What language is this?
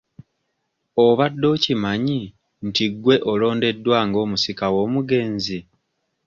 Ganda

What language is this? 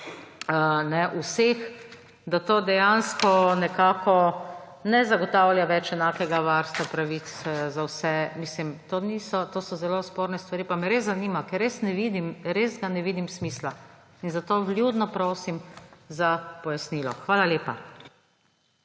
Slovenian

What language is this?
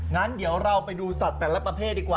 Thai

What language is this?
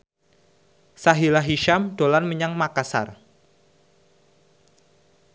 Javanese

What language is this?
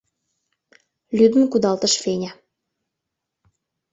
Mari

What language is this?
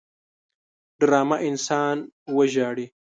Pashto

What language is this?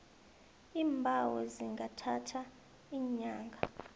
South Ndebele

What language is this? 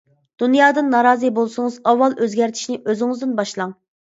Uyghur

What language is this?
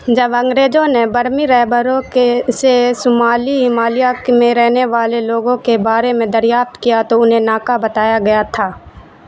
Urdu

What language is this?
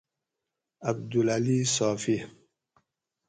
Gawri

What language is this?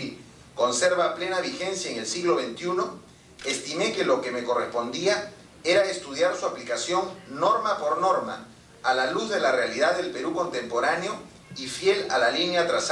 Spanish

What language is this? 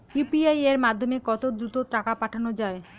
Bangla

